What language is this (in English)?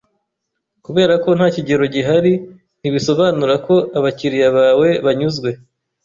Kinyarwanda